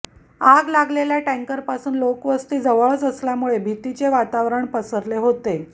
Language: Marathi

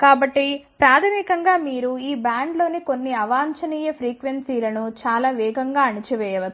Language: Telugu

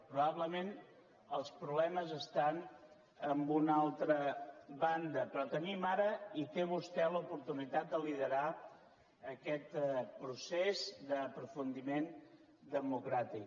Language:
Catalan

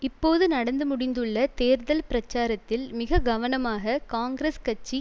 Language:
Tamil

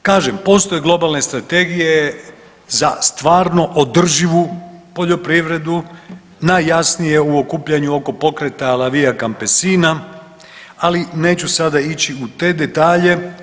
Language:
Croatian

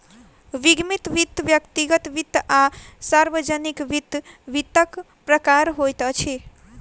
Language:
Maithili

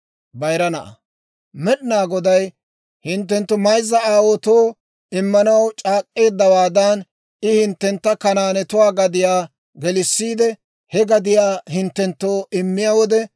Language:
Dawro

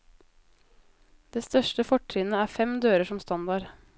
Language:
Norwegian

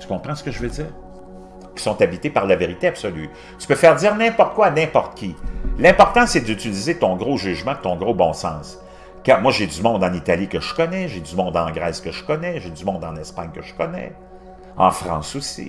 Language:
French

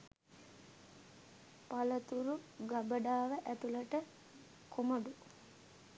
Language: Sinhala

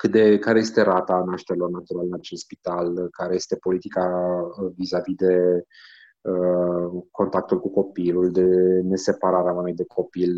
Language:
Romanian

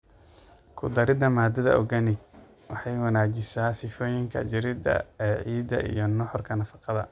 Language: Somali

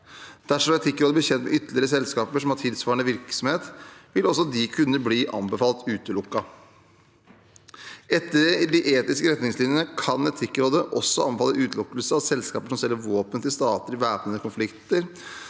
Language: Norwegian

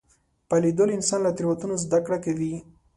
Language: Pashto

